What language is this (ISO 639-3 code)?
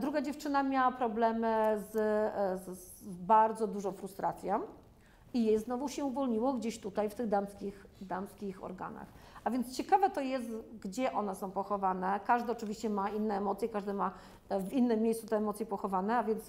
pol